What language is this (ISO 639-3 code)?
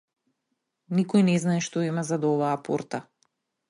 mkd